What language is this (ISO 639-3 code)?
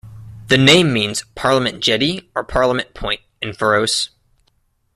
eng